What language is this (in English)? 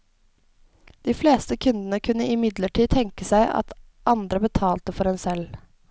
Norwegian